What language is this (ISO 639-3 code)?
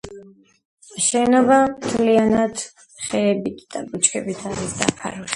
kat